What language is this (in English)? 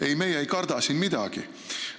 Estonian